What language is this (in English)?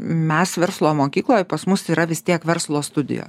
Lithuanian